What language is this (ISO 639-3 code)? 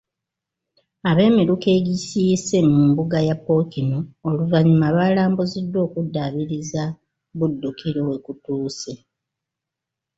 lug